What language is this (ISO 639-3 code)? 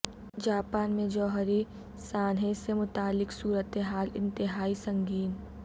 urd